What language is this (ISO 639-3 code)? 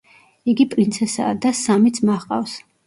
kat